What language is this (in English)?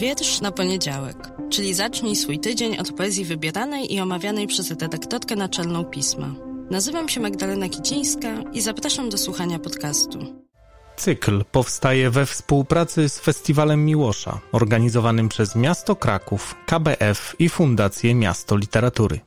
Polish